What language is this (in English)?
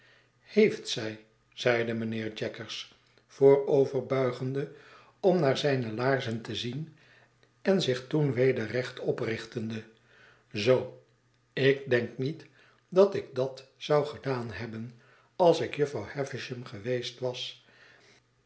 Dutch